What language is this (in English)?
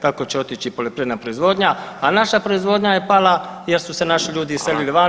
Croatian